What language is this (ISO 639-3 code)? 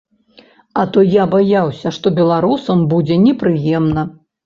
bel